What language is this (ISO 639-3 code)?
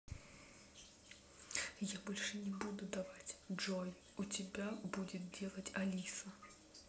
rus